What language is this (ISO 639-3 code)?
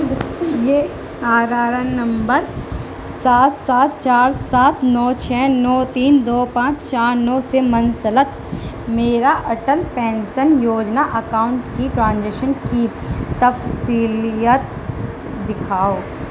urd